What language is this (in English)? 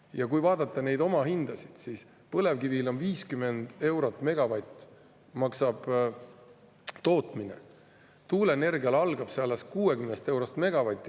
Estonian